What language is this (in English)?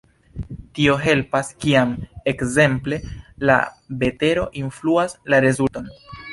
Esperanto